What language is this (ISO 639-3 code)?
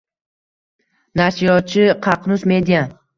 uzb